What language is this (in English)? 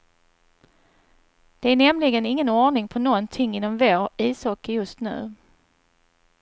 Swedish